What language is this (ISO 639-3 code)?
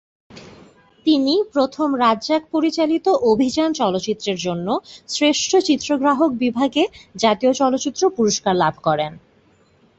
ben